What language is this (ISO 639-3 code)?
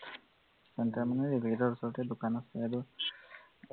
asm